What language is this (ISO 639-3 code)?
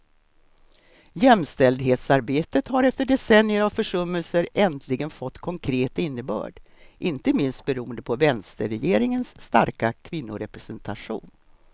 swe